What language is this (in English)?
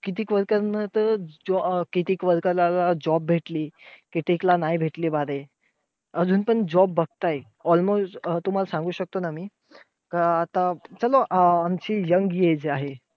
Marathi